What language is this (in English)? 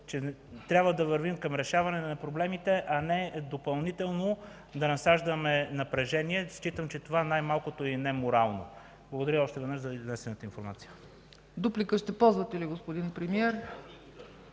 Bulgarian